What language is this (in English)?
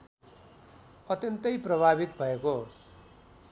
Nepali